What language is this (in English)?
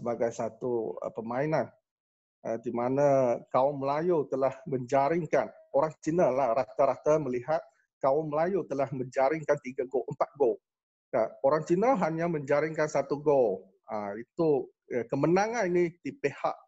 Malay